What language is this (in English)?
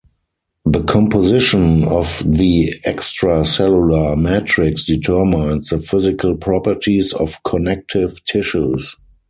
English